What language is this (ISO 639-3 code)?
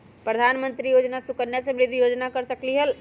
mag